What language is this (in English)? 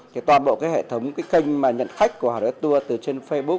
Vietnamese